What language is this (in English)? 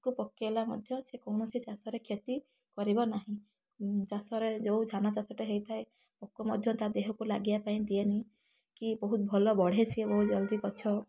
Odia